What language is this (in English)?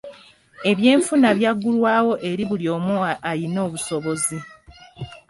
Ganda